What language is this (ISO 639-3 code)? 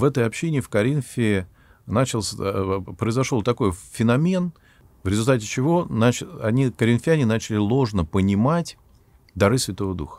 rus